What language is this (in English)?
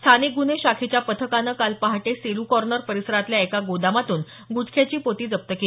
Marathi